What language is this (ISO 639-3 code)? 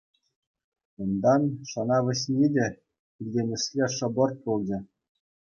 chv